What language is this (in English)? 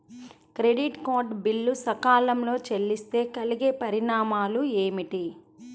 Telugu